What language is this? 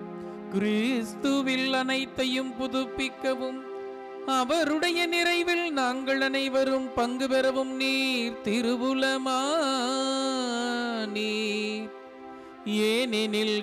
Hindi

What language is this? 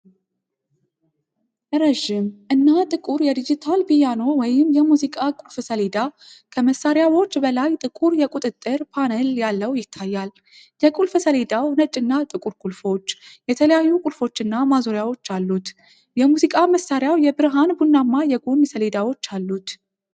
Amharic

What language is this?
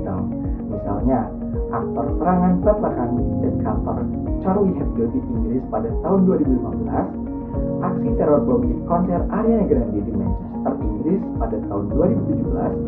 Indonesian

